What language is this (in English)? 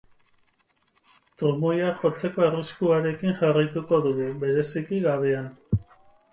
Basque